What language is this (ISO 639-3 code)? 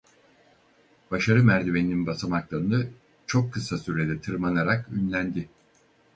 tur